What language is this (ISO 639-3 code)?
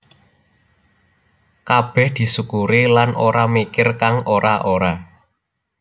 jav